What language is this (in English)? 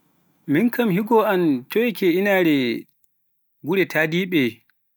Pular